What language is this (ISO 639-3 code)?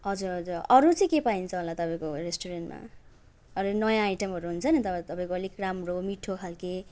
nep